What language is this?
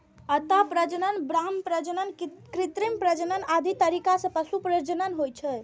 Maithili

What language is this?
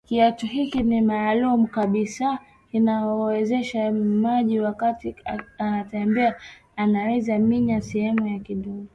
Swahili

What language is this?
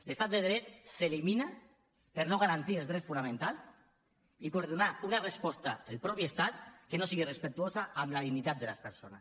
Catalan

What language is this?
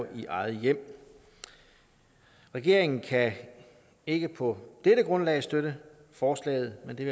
Danish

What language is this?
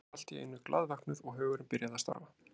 Icelandic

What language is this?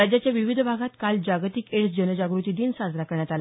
Marathi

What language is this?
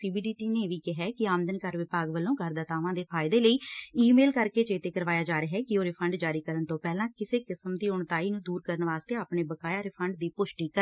Punjabi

